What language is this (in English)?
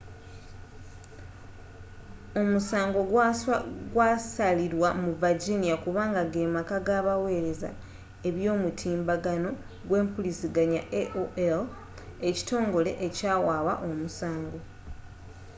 Ganda